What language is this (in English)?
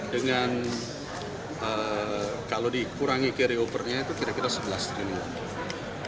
Indonesian